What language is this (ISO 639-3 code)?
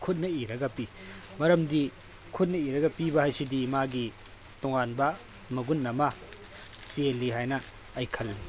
mni